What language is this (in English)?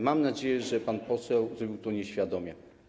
Polish